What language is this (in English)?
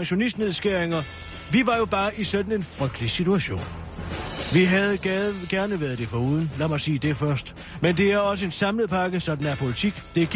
Danish